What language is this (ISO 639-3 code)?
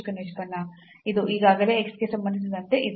kan